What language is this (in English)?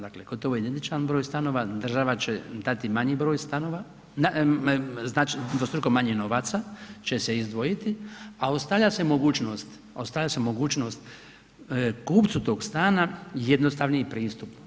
Croatian